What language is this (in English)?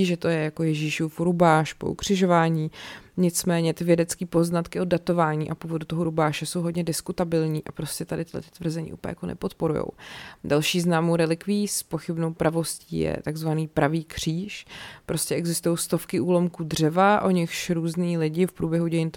Czech